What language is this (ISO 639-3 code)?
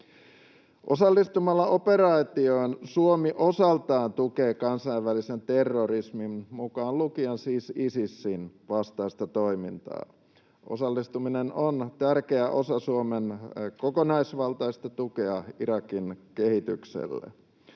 fin